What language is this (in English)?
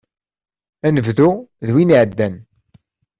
Kabyle